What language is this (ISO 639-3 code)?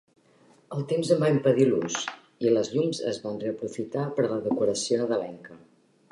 cat